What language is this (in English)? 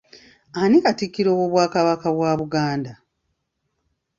Ganda